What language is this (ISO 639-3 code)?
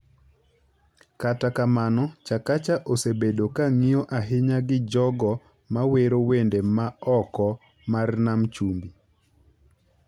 luo